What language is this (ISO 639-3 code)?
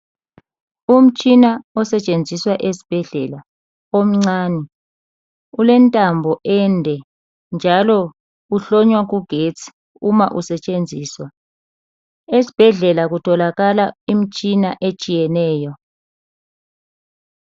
nde